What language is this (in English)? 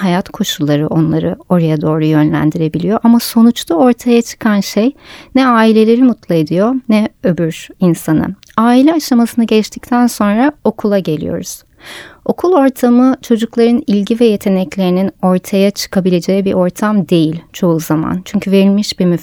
Turkish